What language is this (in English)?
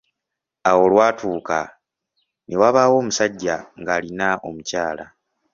Ganda